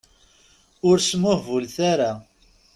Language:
Kabyle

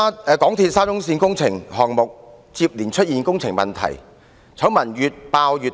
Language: Cantonese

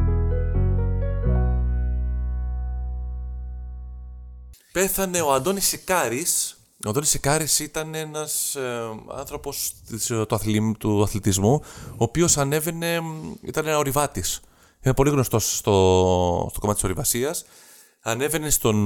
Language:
Greek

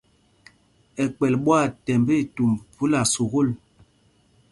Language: Mpumpong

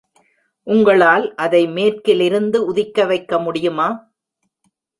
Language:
Tamil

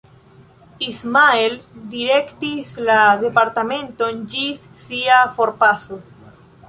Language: Esperanto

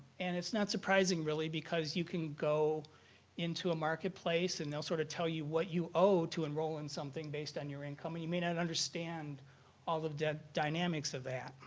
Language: English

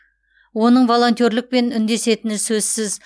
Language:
Kazakh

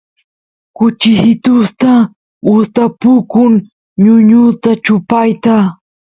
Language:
Santiago del Estero Quichua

